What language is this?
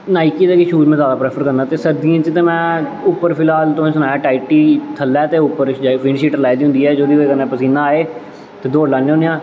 Dogri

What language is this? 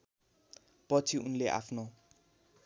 Nepali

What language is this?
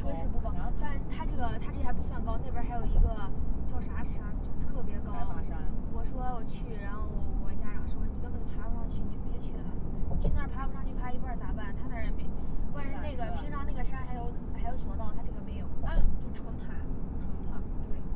Chinese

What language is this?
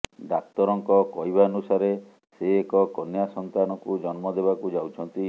Odia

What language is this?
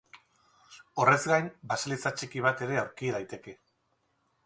Basque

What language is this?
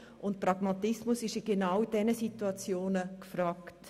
Swiss German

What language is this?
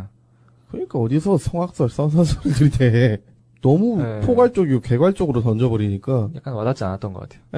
Korean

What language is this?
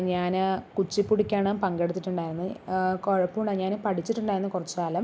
Malayalam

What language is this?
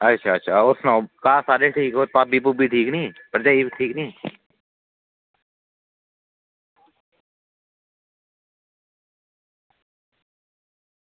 Dogri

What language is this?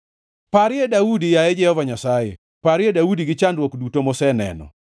Luo (Kenya and Tanzania)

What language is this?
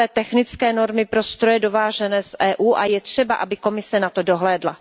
Czech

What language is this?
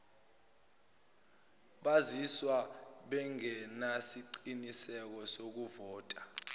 Zulu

